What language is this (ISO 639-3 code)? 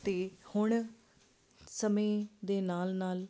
pan